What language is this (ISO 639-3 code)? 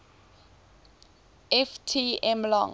eng